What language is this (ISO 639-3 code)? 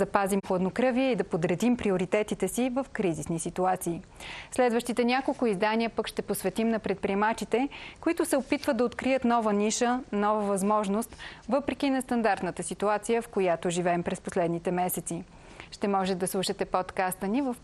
bul